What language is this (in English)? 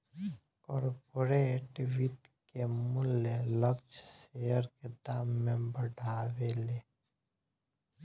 Bhojpuri